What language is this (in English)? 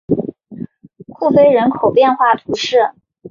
Chinese